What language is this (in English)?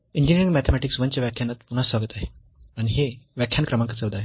Marathi